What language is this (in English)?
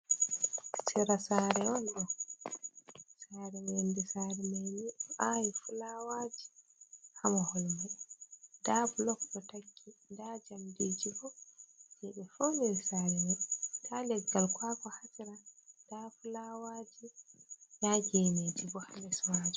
Fula